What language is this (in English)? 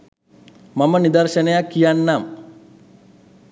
Sinhala